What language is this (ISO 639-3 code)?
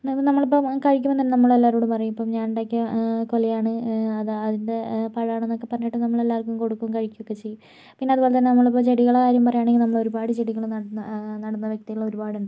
mal